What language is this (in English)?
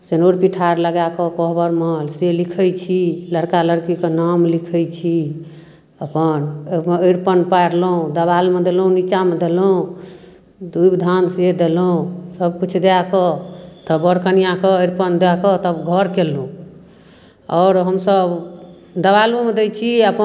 Maithili